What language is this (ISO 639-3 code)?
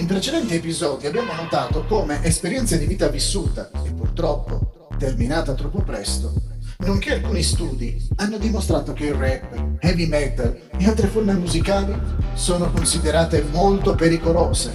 ita